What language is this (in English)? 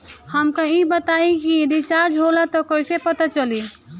Bhojpuri